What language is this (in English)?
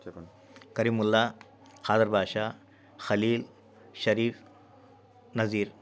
Telugu